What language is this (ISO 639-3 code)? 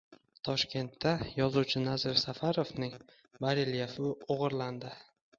uzb